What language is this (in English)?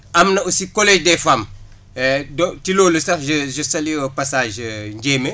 Wolof